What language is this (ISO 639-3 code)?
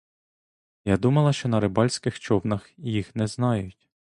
ukr